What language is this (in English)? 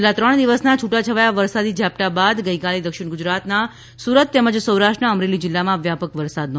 Gujarati